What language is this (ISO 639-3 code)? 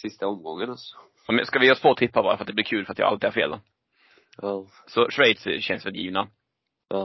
swe